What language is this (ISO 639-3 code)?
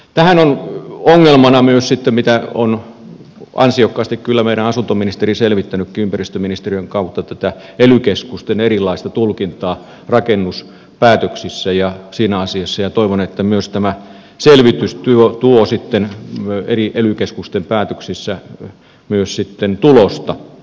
fin